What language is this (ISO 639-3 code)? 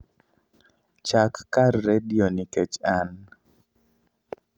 luo